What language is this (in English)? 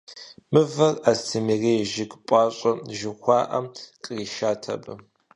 Kabardian